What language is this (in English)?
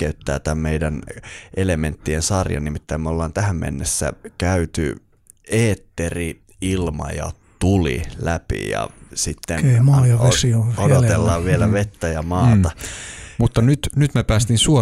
Finnish